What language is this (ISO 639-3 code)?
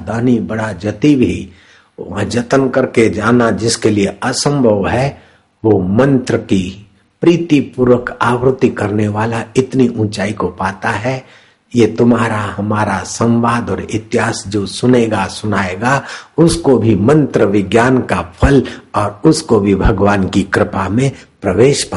hin